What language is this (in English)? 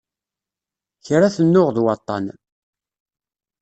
Kabyle